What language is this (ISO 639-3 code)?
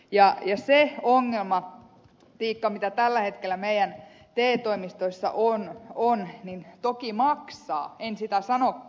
fin